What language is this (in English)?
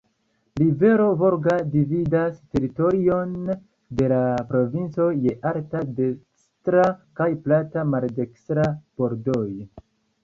Esperanto